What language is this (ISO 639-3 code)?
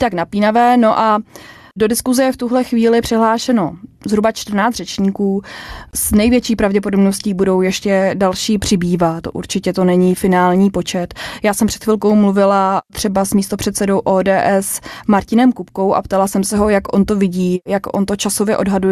ces